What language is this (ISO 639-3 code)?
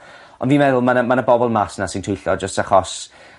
cym